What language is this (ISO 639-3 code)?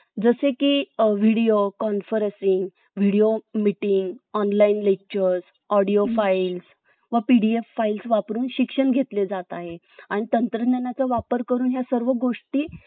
mar